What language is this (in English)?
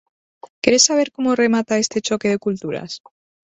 Galician